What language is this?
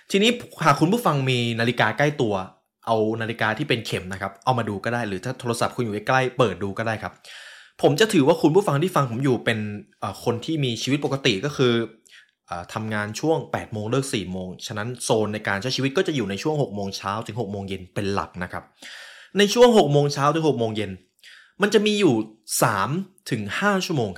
Thai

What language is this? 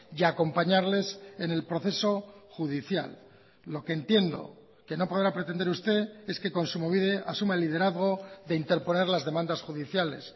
Spanish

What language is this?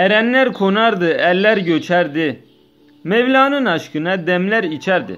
Turkish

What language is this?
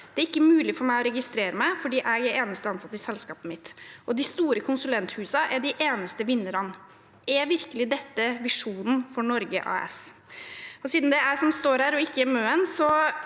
Norwegian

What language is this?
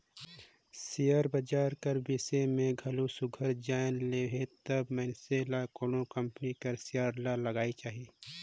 Chhattisgarhi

